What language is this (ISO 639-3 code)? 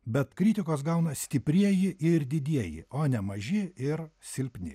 lit